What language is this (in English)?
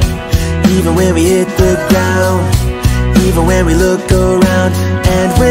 English